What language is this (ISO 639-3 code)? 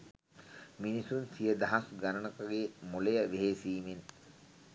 sin